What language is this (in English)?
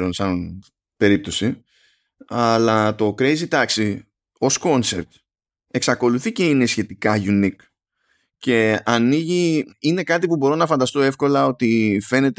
Greek